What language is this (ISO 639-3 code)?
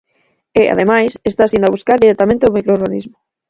glg